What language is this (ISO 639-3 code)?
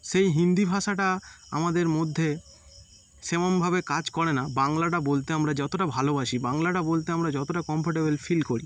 ben